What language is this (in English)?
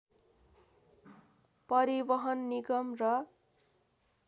Nepali